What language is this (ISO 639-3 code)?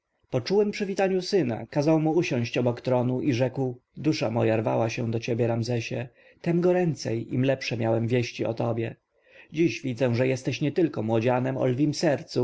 pol